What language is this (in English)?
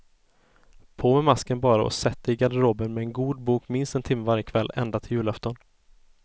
Swedish